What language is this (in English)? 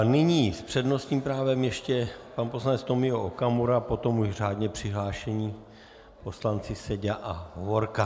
Czech